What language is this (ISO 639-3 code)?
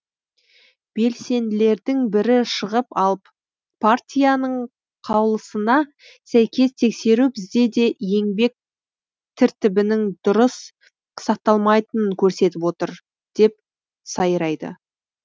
kaz